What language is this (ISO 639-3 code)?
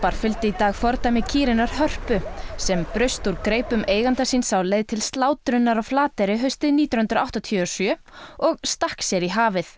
isl